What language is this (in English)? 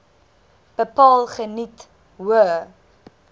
Afrikaans